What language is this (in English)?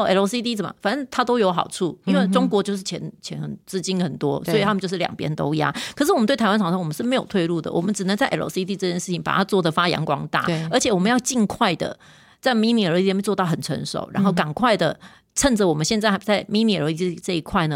Chinese